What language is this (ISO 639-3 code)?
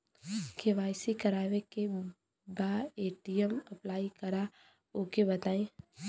bho